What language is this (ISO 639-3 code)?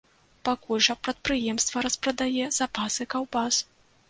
bel